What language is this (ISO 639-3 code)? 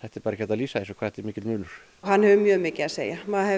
isl